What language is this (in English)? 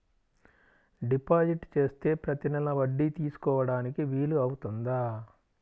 Telugu